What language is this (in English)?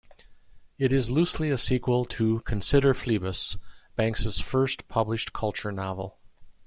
English